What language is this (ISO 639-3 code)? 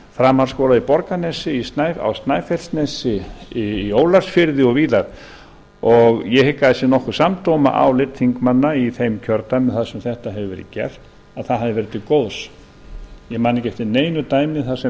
isl